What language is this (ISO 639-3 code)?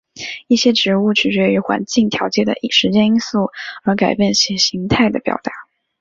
zho